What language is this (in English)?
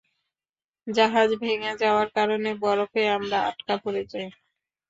Bangla